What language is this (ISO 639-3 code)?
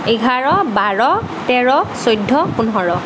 asm